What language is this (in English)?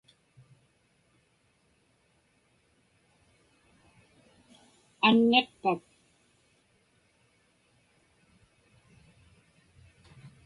Inupiaq